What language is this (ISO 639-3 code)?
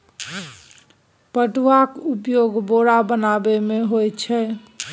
mai